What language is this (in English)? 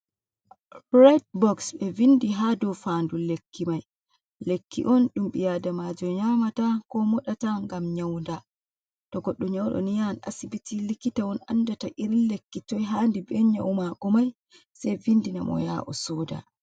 Fula